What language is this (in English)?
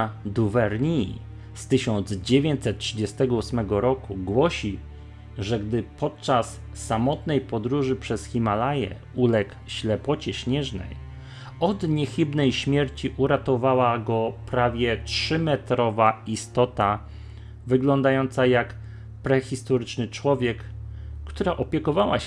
Polish